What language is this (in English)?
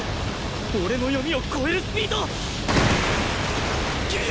Japanese